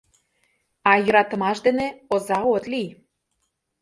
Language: Mari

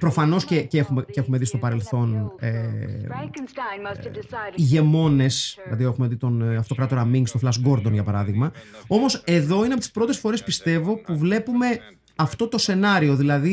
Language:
Greek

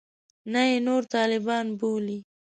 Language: Pashto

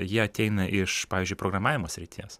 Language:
Lithuanian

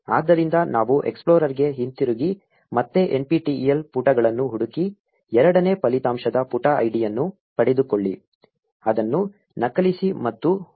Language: Kannada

